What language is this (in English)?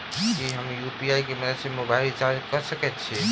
Maithili